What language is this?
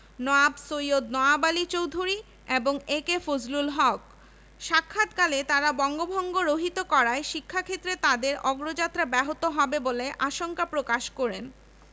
Bangla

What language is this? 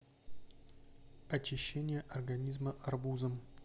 Russian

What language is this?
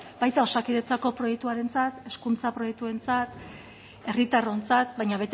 Basque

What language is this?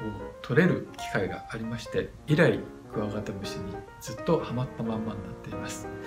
Japanese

